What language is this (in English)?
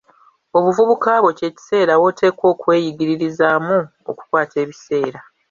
Ganda